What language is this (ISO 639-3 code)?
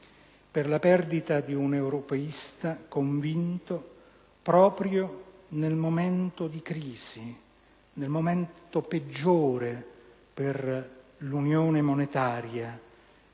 ita